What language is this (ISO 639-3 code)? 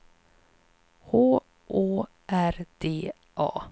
swe